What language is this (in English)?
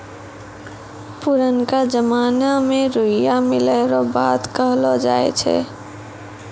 Maithili